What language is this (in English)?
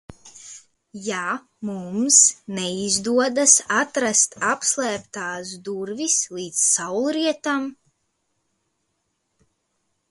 Latvian